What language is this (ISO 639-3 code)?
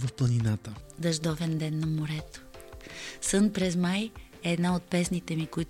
bul